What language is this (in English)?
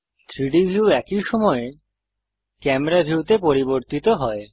Bangla